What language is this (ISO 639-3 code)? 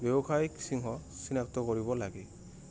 asm